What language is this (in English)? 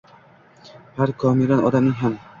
Uzbek